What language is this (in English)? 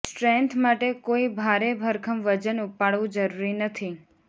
Gujarati